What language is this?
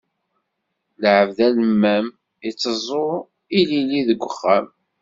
Kabyle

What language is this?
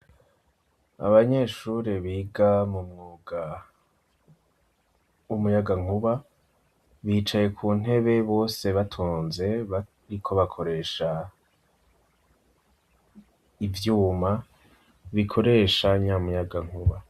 Rundi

